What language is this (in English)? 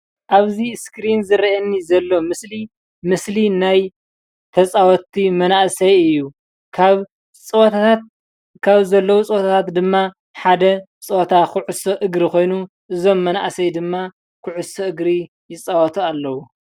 Tigrinya